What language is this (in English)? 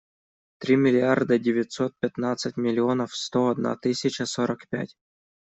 Russian